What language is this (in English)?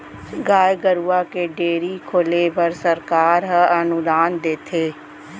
Chhattisgarhi